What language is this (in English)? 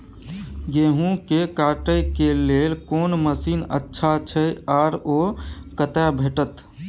Maithili